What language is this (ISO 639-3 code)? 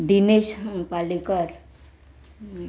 kok